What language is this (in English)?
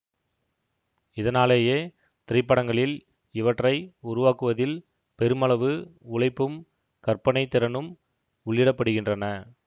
Tamil